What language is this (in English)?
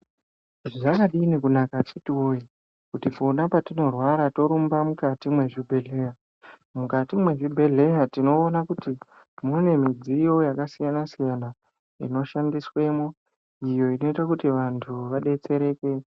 Ndau